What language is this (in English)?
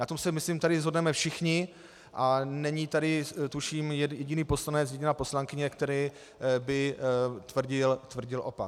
Czech